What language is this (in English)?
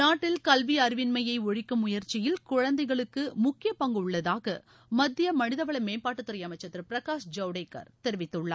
Tamil